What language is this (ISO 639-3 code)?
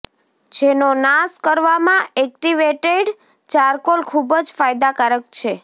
guj